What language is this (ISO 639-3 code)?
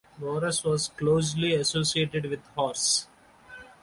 eng